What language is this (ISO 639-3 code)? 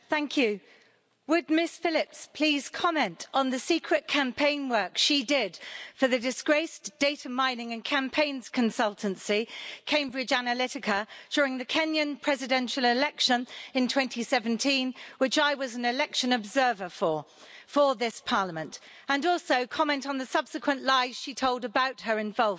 eng